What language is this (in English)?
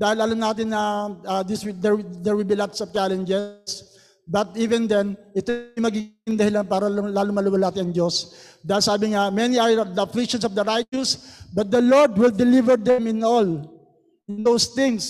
Filipino